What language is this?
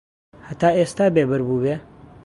Central Kurdish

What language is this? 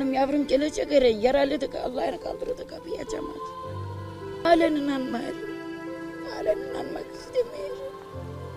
Turkish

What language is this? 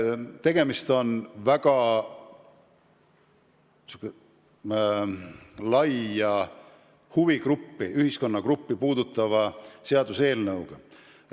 Estonian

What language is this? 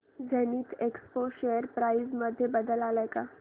Marathi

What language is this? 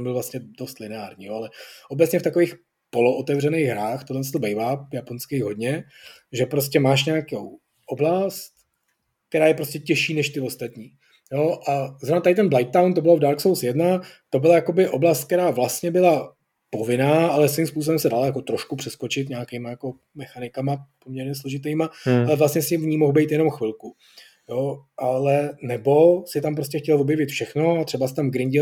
Czech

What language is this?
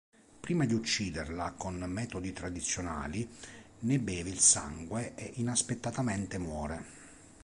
Italian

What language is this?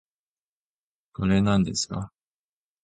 Japanese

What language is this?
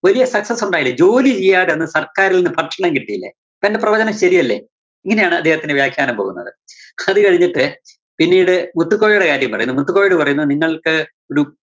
Malayalam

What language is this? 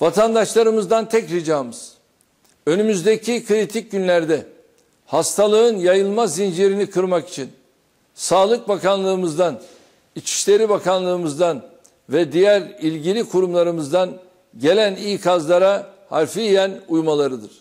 Turkish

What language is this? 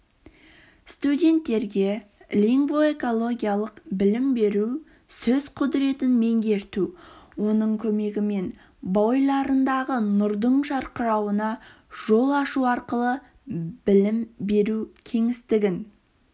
Kazakh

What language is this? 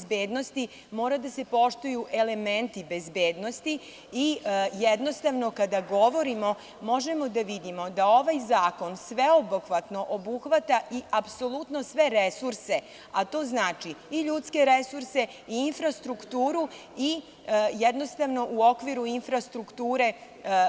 Serbian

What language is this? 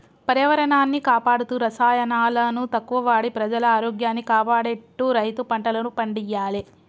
Telugu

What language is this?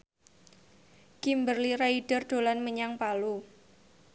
Javanese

